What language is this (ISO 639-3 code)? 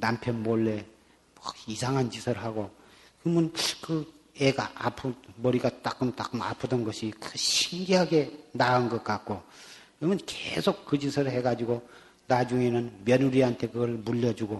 kor